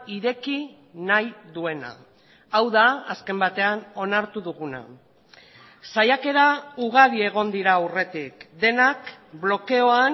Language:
Basque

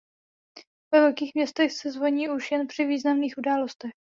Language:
Czech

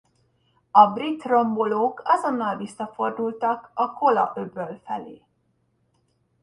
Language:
Hungarian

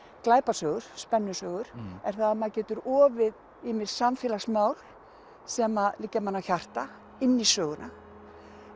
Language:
Icelandic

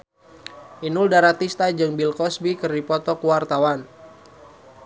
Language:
Sundanese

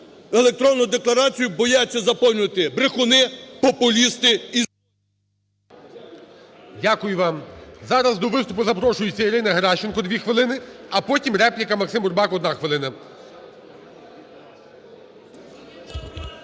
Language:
Ukrainian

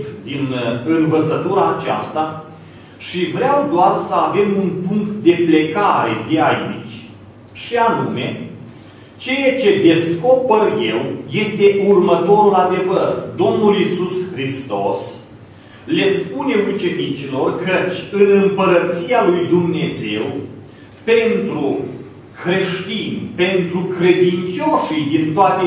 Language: Romanian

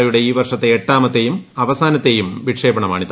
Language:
Malayalam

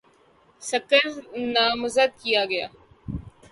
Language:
Urdu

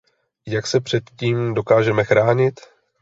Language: Czech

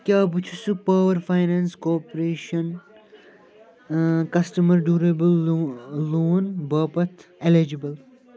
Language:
Kashmiri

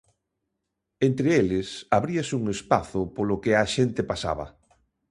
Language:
Galician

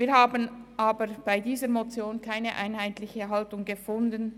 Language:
Swiss German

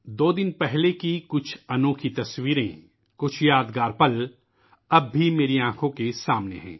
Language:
Urdu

